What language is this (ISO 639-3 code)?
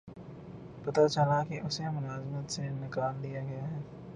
urd